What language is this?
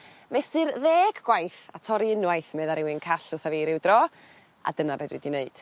Welsh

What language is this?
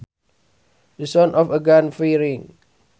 Sundanese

